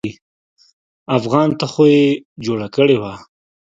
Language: Pashto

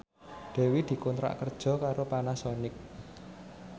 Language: Javanese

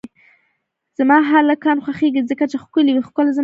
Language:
Pashto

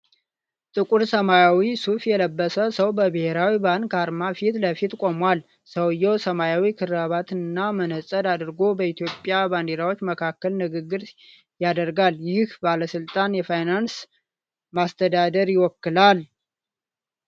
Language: Amharic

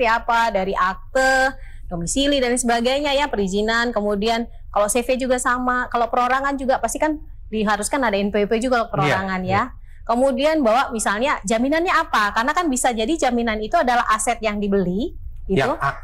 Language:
Indonesian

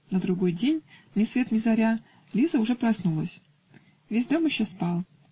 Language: Russian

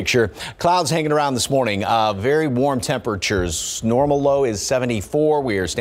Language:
English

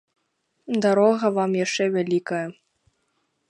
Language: Belarusian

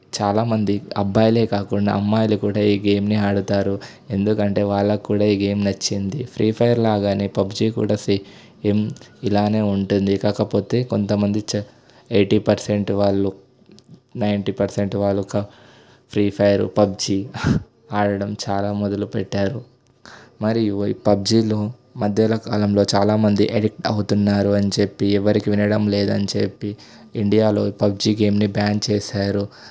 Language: Telugu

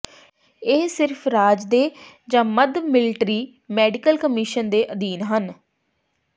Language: Punjabi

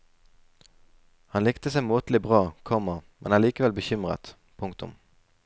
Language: Norwegian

